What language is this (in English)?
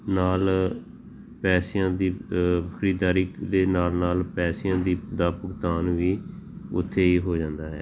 Punjabi